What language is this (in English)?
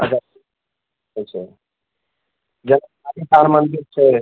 Maithili